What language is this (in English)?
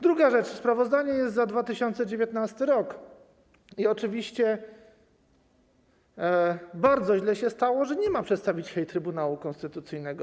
Polish